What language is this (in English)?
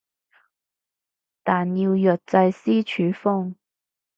Cantonese